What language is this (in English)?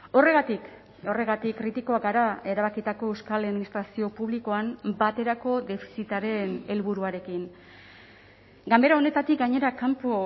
Basque